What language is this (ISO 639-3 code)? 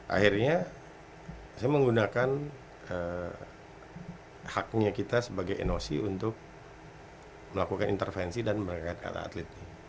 ind